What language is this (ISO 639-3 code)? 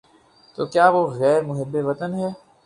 urd